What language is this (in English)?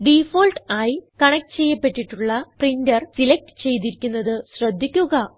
Malayalam